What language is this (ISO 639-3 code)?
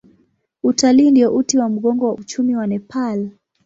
swa